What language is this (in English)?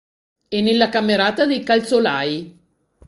Italian